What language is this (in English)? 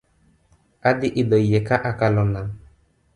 Luo (Kenya and Tanzania)